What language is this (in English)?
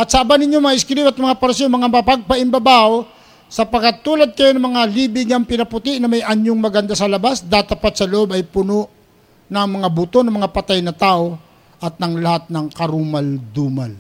Filipino